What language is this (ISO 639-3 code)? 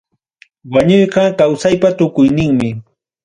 quy